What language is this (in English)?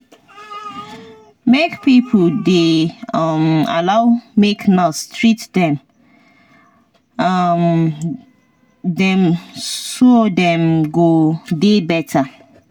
Nigerian Pidgin